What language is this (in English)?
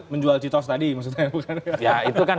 Indonesian